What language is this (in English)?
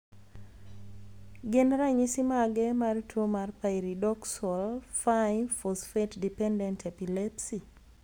Luo (Kenya and Tanzania)